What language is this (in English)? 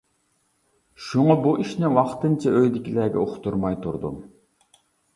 Uyghur